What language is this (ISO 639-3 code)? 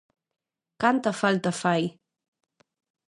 glg